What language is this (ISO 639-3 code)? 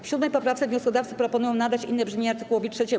pol